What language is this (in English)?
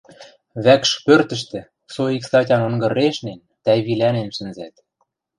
Western Mari